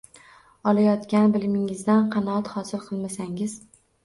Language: Uzbek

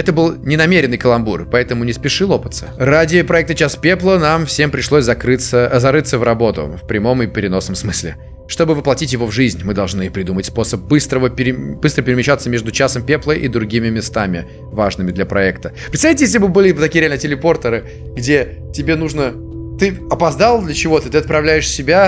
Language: Russian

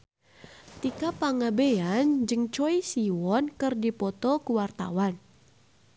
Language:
Sundanese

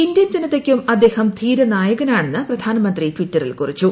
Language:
Malayalam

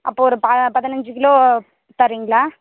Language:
Tamil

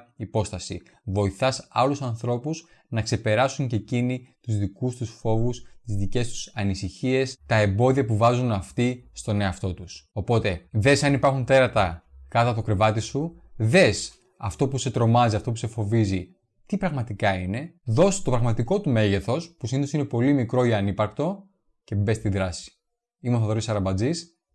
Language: Greek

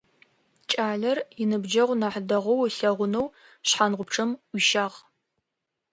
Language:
Adyghe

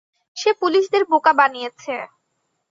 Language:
Bangla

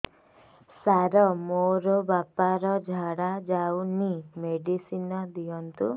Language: Odia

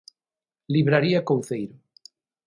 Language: Galician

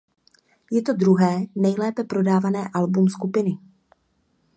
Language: Czech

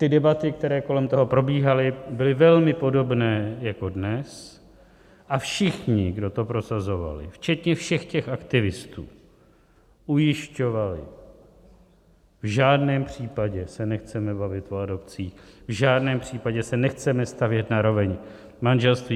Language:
Czech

